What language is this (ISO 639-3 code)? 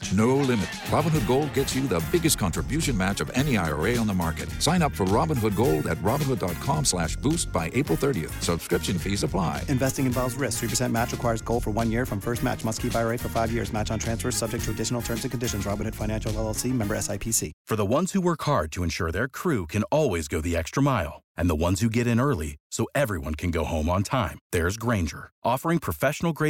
ron